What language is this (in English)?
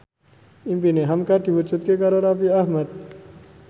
Javanese